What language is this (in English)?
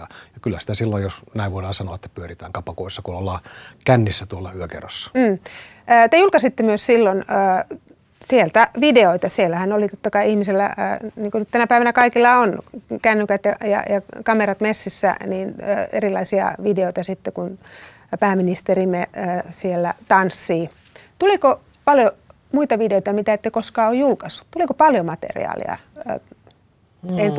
Finnish